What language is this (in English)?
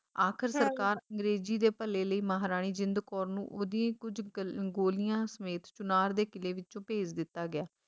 Punjabi